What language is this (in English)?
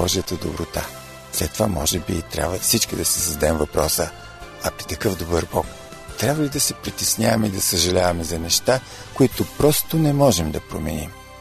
Bulgarian